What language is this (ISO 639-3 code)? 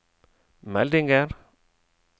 nor